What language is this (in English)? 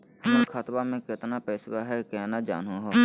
Magahi